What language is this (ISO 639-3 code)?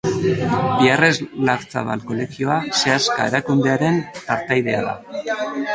eus